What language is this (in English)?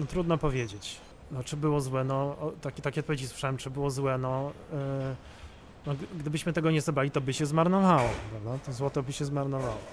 Polish